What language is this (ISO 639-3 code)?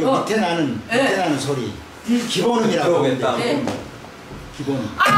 kor